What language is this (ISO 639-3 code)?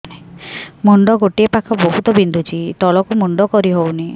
ori